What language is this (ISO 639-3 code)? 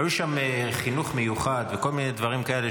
heb